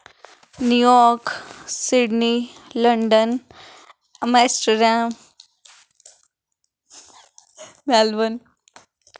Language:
Dogri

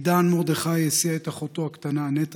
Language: Hebrew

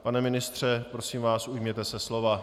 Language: Czech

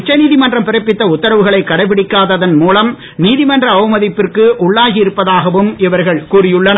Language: Tamil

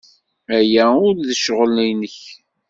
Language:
Kabyle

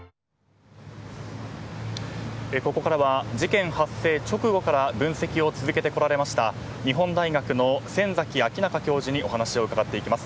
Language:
Japanese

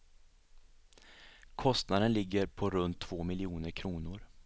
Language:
Swedish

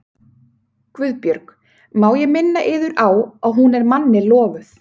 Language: Icelandic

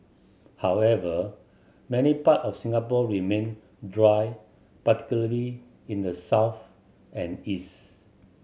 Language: English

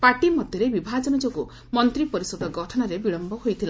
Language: Odia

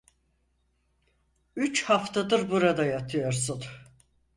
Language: Turkish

